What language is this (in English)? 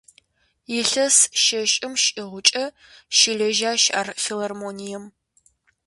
Kabardian